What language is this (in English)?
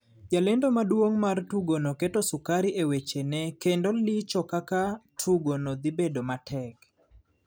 Luo (Kenya and Tanzania)